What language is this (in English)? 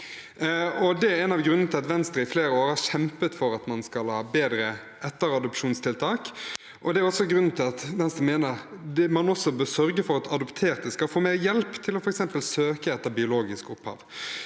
Norwegian